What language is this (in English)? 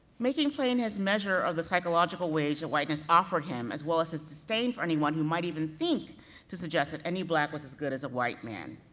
English